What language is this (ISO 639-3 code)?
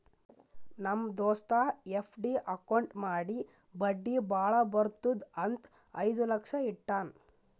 kan